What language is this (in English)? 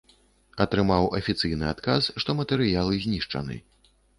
Belarusian